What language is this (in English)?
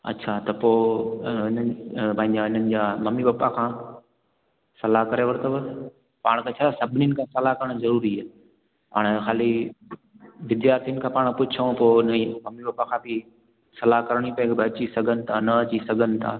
Sindhi